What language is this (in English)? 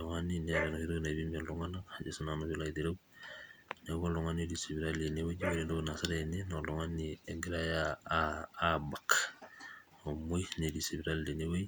Masai